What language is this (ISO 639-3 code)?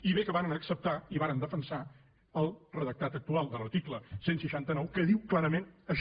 cat